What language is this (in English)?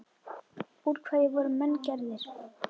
Icelandic